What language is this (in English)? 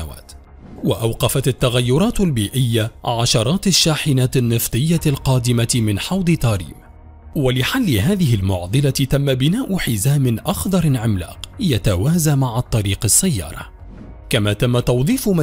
Arabic